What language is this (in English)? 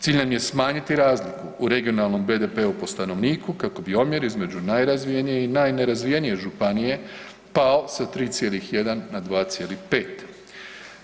Croatian